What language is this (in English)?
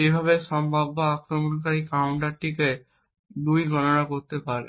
Bangla